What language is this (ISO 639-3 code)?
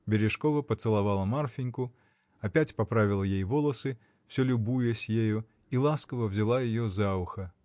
rus